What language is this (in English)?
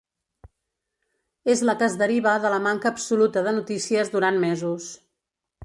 Catalan